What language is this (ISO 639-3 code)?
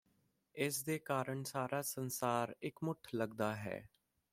pan